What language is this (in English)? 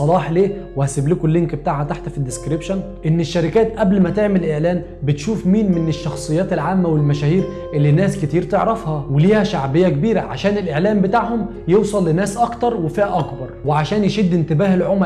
Arabic